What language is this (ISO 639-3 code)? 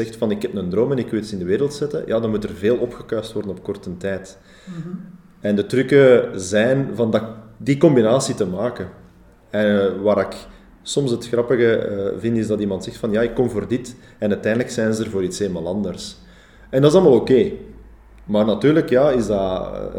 nld